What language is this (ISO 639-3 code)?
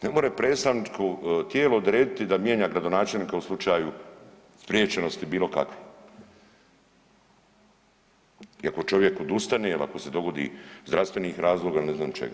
hrv